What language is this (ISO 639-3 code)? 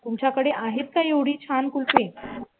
mar